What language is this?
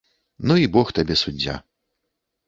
Belarusian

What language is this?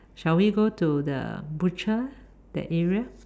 English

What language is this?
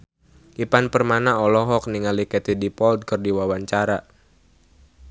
Sundanese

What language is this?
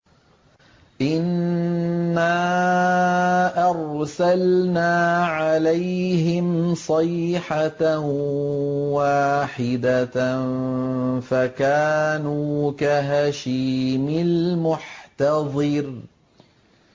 Arabic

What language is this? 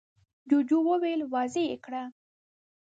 Pashto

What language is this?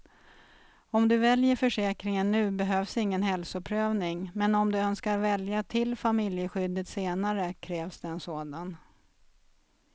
Swedish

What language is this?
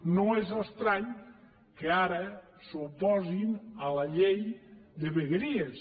Catalan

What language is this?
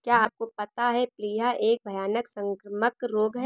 Hindi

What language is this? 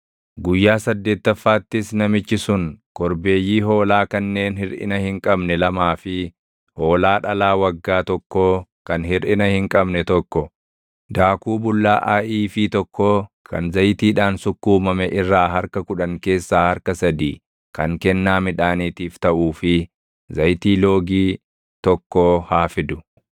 Oromo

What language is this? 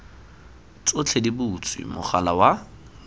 Tswana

